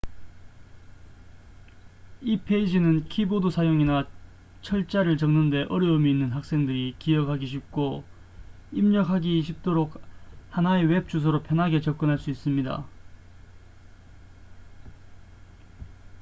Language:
Korean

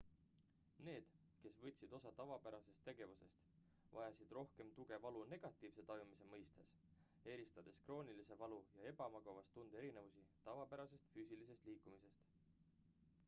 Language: Estonian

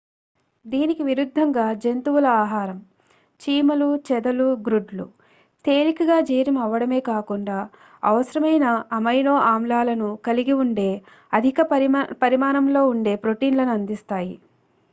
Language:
Telugu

